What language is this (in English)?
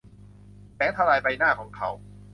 Thai